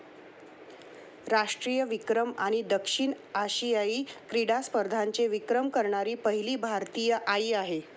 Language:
Marathi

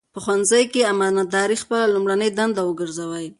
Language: Pashto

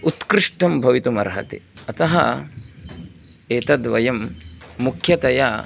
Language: Sanskrit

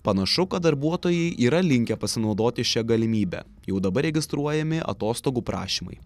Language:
Lithuanian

